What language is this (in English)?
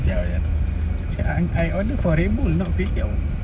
English